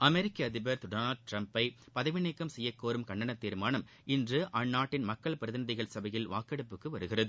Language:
Tamil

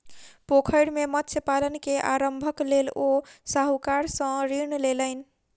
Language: Maithili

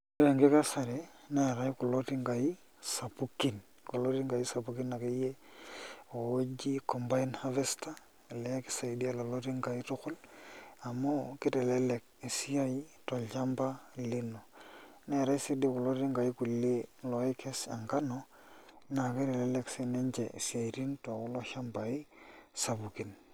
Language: Masai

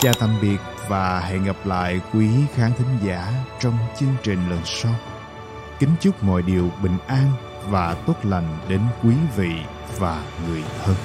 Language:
Vietnamese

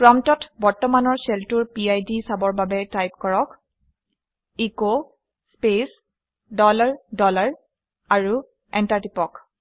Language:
Assamese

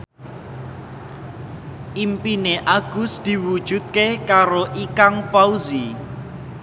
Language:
Javanese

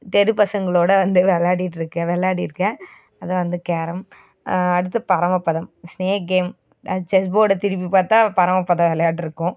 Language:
Tamil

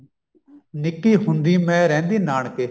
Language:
Punjabi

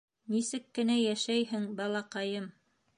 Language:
Bashkir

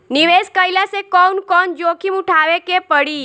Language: Bhojpuri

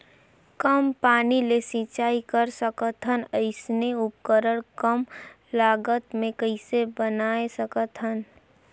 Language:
Chhattisgarhi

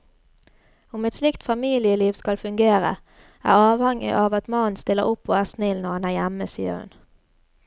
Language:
Norwegian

